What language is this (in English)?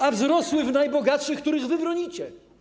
Polish